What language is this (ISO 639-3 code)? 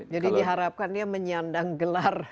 ind